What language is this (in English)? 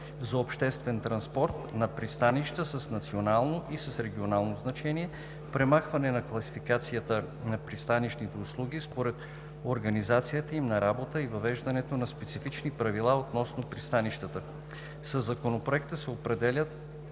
Bulgarian